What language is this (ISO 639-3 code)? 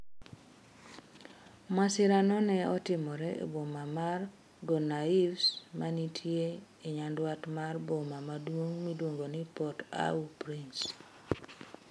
luo